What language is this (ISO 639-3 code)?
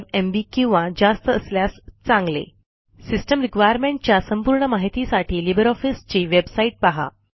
mar